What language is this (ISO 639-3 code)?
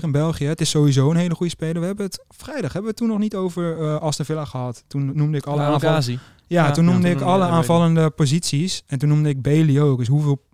nld